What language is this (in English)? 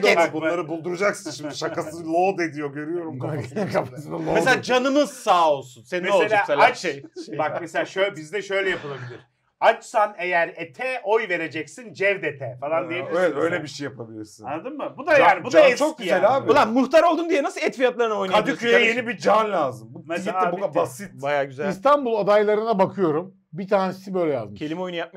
Turkish